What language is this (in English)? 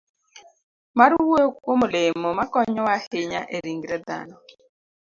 Luo (Kenya and Tanzania)